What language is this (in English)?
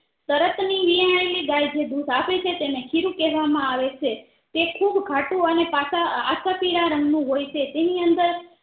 Gujarati